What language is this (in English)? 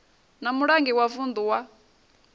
Venda